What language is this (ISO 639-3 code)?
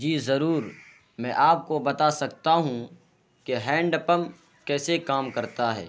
urd